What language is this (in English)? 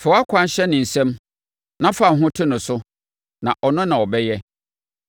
Akan